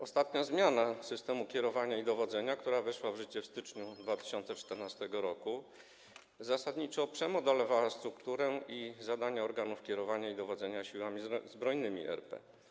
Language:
Polish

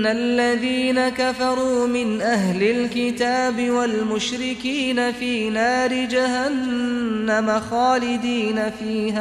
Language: Arabic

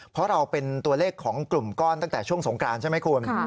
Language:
Thai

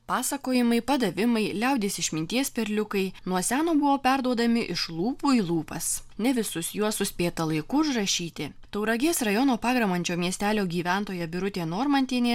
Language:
Lithuanian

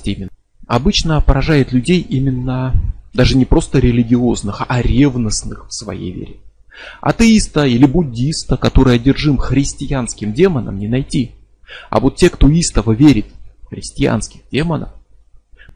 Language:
Russian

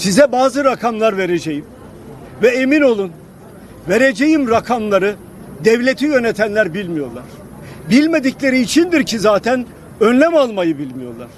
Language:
Turkish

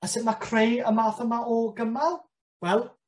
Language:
Welsh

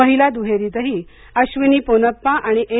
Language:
Marathi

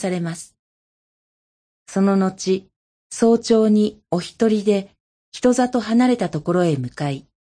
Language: Japanese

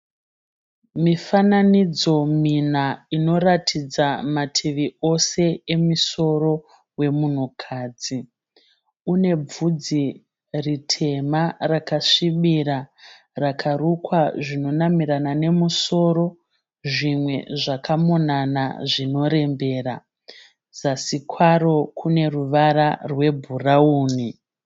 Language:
Shona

